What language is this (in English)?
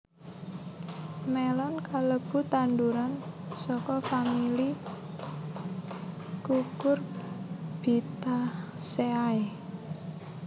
Javanese